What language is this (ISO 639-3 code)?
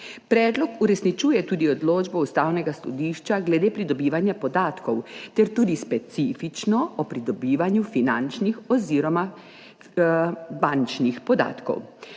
slv